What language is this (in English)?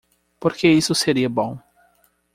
Portuguese